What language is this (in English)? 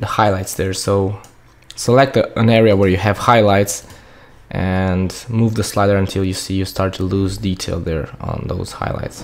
English